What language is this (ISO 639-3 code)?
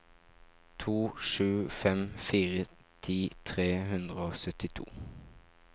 nor